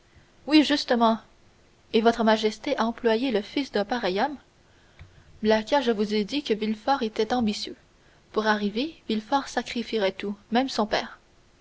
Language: French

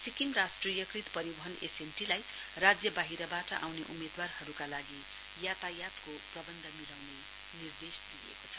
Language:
Nepali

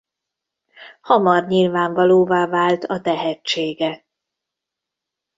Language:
Hungarian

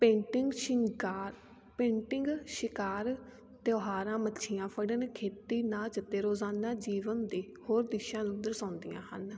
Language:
Punjabi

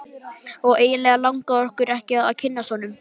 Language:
Icelandic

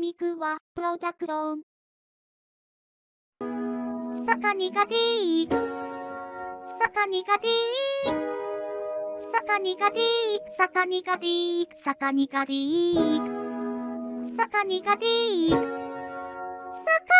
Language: Japanese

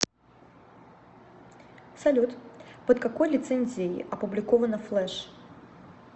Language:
Russian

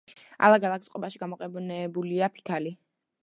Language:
Georgian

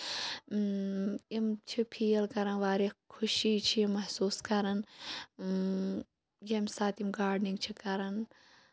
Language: Kashmiri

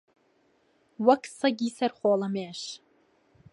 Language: Central Kurdish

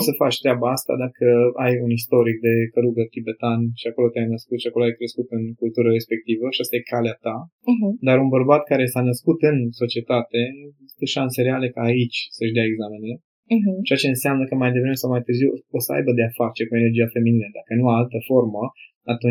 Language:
Romanian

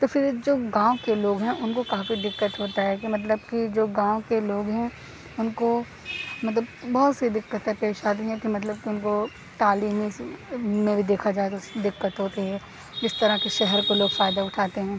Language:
Urdu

